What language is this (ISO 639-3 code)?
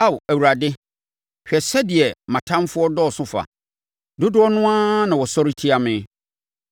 aka